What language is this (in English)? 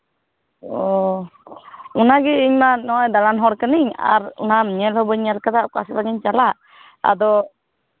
Santali